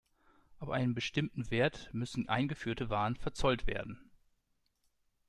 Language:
German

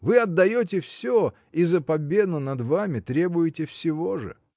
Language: Russian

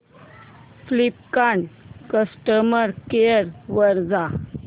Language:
Marathi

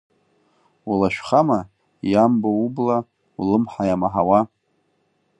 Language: Abkhazian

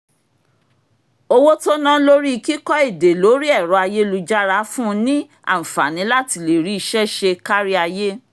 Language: Yoruba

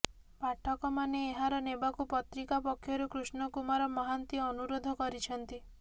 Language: Odia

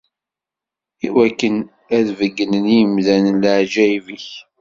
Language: Kabyle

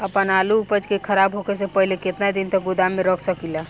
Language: Bhojpuri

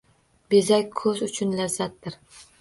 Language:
Uzbek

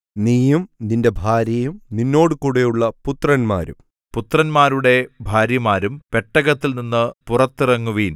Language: Malayalam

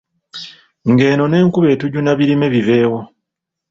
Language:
Ganda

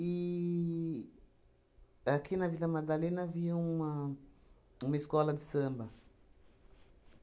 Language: Portuguese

